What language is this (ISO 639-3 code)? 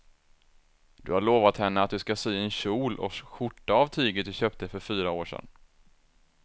swe